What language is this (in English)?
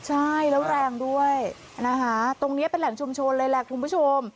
Thai